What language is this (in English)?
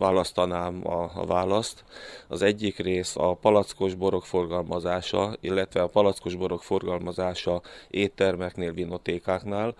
Hungarian